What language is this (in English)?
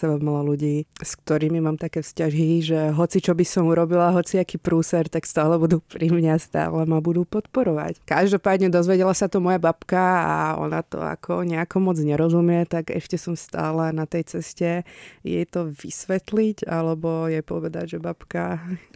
Czech